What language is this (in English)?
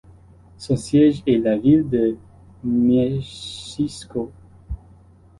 French